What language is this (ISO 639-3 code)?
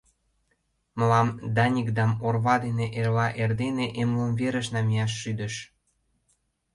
chm